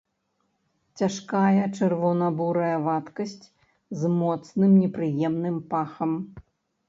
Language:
Belarusian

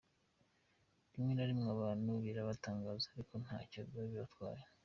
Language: Kinyarwanda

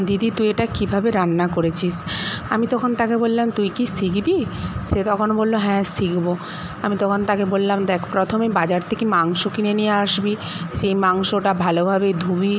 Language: Bangla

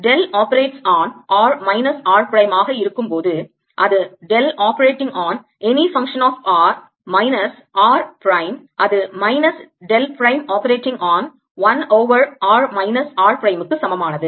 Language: Tamil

